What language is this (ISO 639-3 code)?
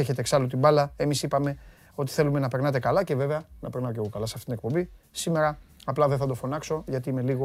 ell